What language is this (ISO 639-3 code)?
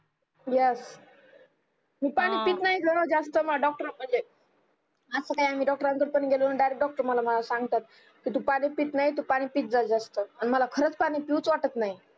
mar